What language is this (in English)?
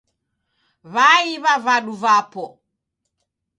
Taita